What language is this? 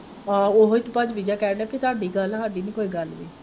Punjabi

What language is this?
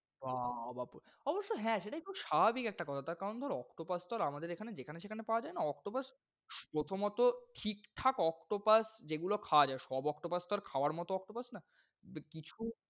Bangla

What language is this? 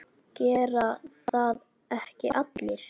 Icelandic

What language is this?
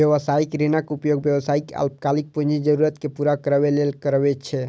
Maithili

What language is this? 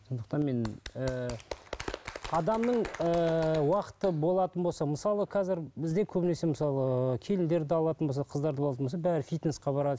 Kazakh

